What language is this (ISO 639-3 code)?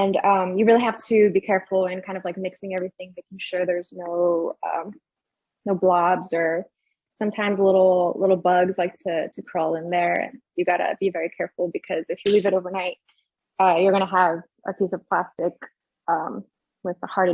eng